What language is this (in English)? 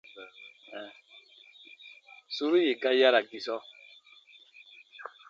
Baatonum